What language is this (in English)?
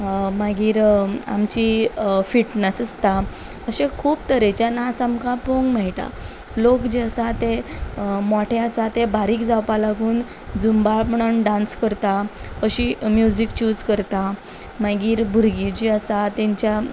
Konkani